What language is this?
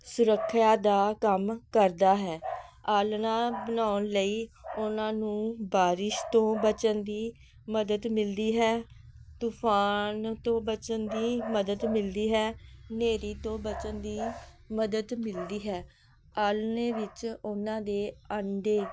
Punjabi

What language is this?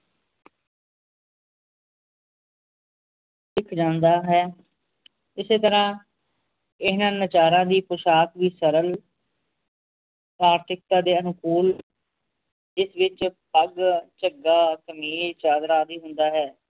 Punjabi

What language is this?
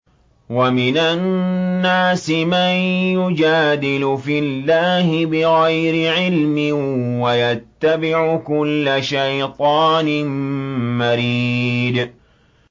Arabic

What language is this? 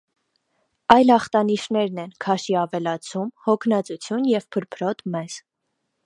Armenian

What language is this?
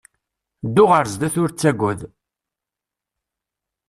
Kabyle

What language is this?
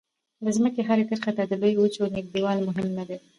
Pashto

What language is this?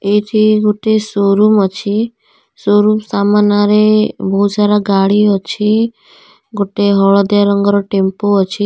Odia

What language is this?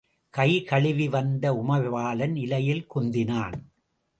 Tamil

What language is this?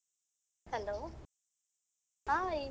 Kannada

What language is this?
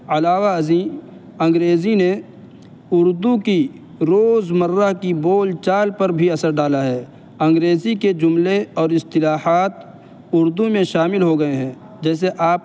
Urdu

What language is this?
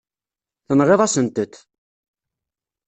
Kabyle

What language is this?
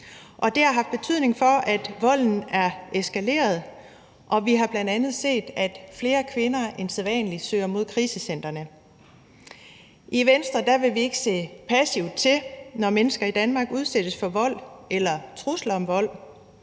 Danish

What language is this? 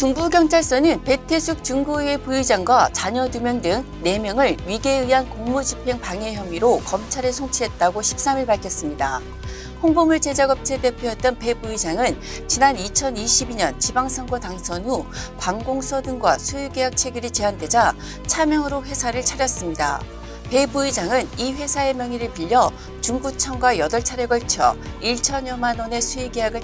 Korean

